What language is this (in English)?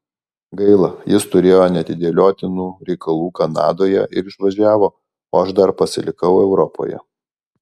Lithuanian